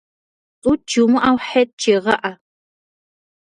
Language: Kabardian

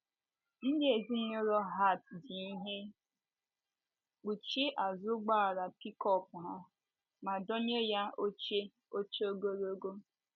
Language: Igbo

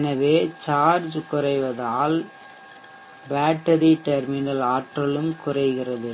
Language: Tamil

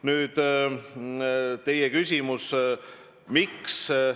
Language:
Estonian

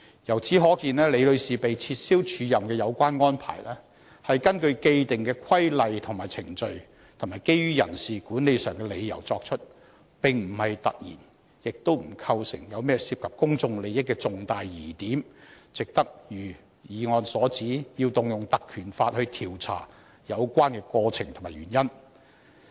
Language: Cantonese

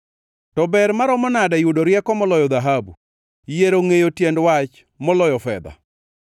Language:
Luo (Kenya and Tanzania)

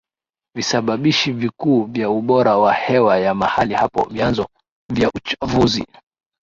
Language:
Swahili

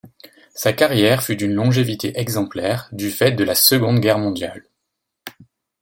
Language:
French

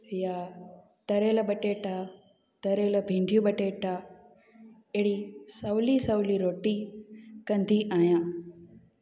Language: Sindhi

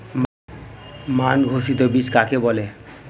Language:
Bangla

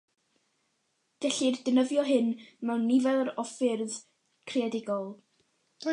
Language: Welsh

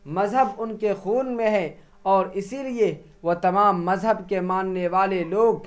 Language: Urdu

